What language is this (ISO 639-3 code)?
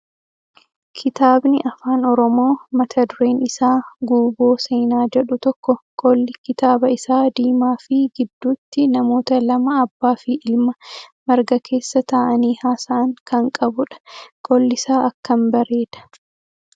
orm